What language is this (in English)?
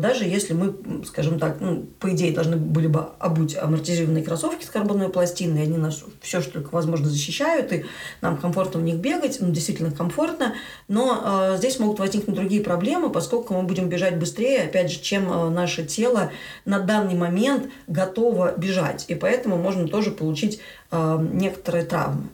Russian